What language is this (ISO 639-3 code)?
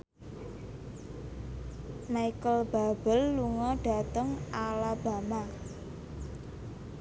jav